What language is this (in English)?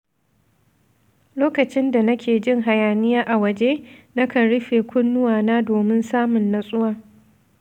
Hausa